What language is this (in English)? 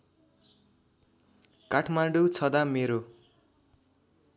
Nepali